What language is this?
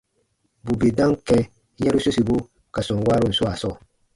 Baatonum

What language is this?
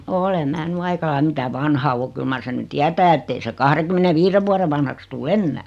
Finnish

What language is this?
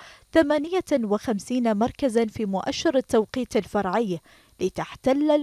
Arabic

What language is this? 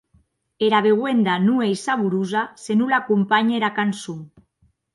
Occitan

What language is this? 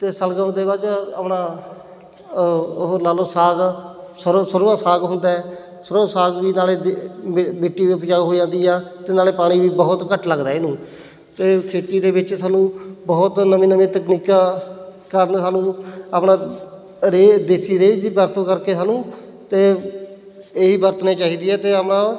Punjabi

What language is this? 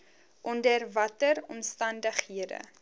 Afrikaans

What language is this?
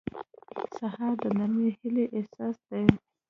Pashto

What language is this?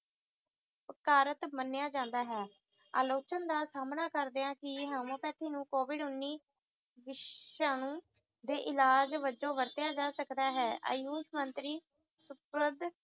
Punjabi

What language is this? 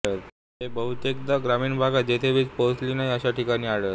Marathi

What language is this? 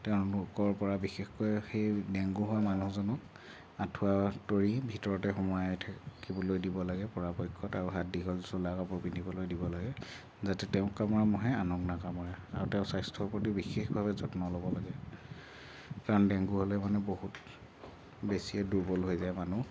Assamese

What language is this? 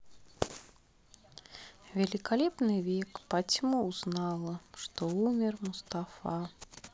Russian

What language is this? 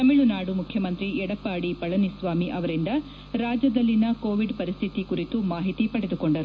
Kannada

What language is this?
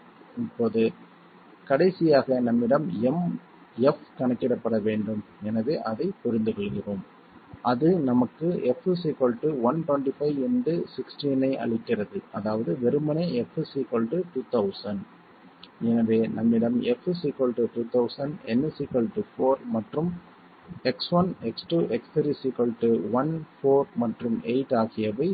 Tamil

